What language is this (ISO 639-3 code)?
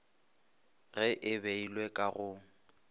nso